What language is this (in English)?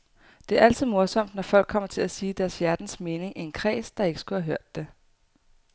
Danish